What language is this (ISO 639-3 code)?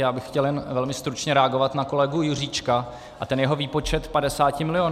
ces